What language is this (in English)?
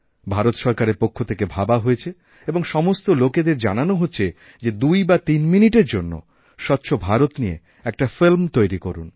Bangla